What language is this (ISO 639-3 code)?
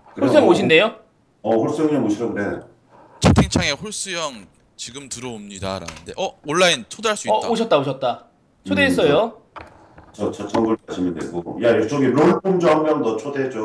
kor